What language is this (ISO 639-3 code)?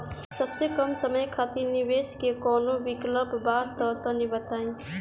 bho